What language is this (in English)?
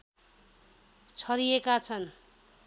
Nepali